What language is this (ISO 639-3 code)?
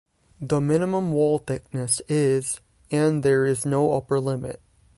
eng